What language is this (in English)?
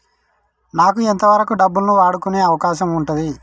Telugu